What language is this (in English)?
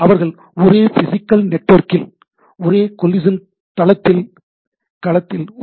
Tamil